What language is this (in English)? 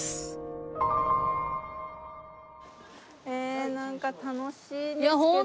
Japanese